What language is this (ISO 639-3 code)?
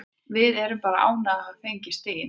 isl